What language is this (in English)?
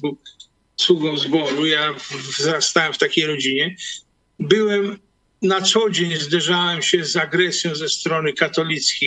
Polish